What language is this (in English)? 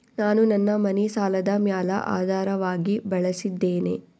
Kannada